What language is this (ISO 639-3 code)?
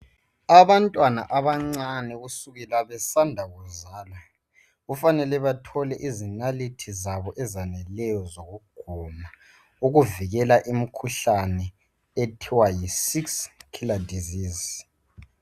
nde